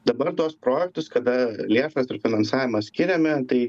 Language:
Lithuanian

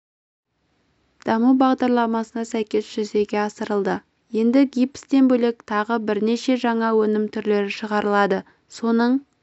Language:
Kazakh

